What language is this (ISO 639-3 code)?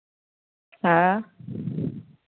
mai